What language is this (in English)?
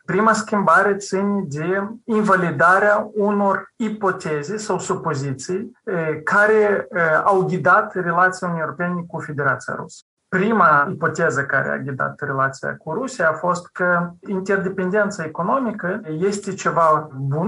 Romanian